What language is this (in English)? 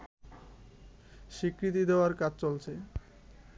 Bangla